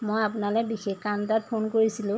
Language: Assamese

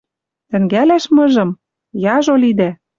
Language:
Western Mari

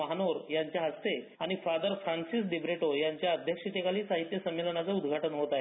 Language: Marathi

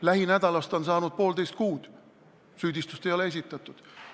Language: Estonian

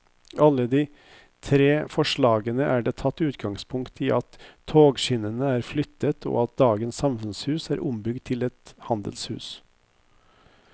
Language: Norwegian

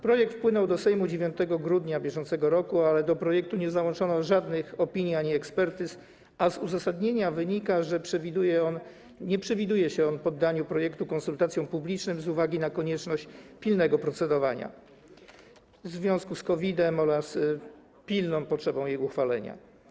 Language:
Polish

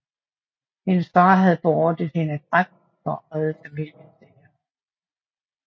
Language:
Danish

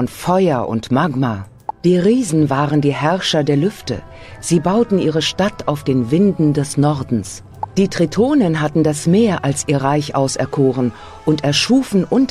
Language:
German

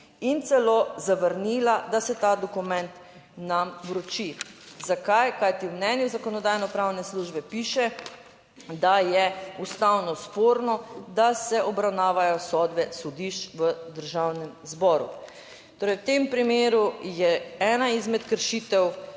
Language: Slovenian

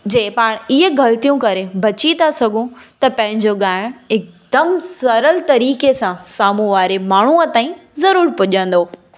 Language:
Sindhi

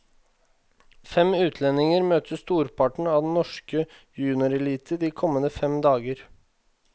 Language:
Norwegian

